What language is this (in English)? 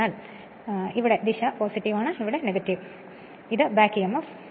Malayalam